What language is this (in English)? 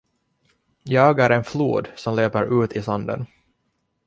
Swedish